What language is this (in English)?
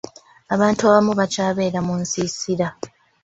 Ganda